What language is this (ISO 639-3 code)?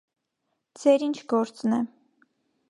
hye